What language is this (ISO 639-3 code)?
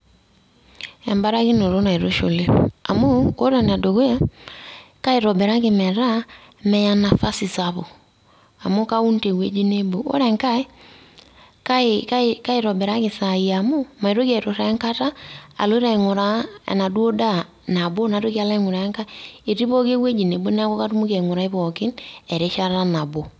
mas